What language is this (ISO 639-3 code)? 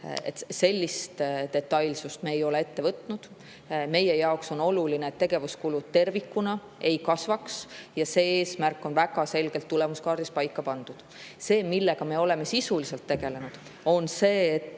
est